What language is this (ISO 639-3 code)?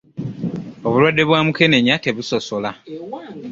lug